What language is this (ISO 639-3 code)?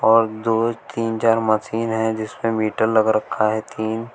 hin